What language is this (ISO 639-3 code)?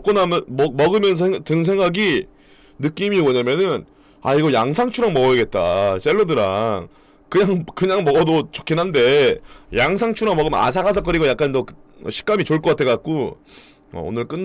kor